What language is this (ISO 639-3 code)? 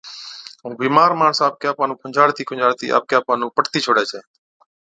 odk